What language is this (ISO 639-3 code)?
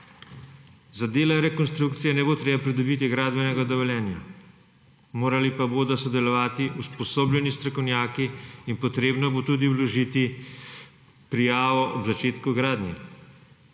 slv